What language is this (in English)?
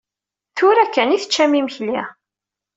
Kabyle